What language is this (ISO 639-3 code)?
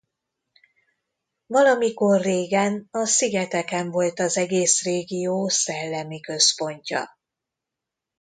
hun